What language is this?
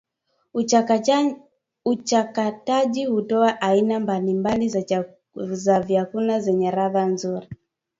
Swahili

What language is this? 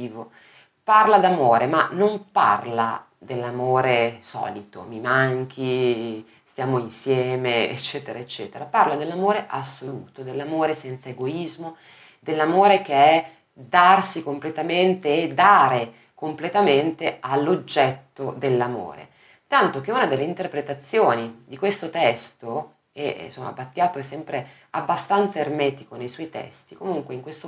Italian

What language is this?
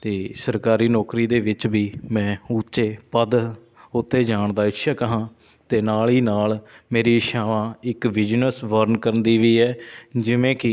Punjabi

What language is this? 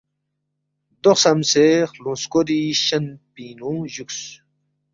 Balti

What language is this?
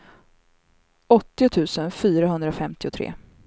Swedish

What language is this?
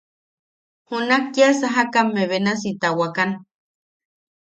Yaqui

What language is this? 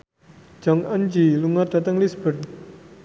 Javanese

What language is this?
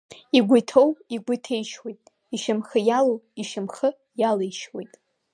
Abkhazian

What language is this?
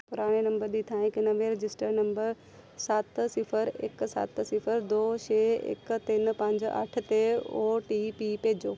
Punjabi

